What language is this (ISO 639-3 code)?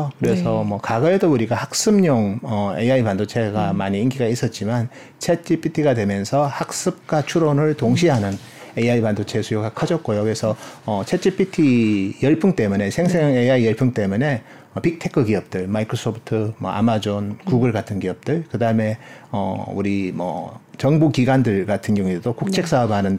kor